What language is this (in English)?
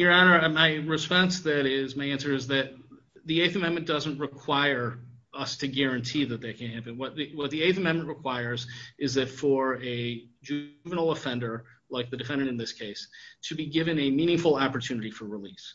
English